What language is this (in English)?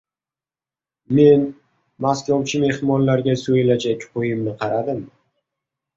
Uzbek